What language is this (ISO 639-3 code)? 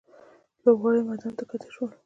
pus